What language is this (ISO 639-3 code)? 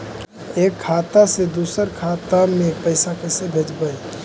mag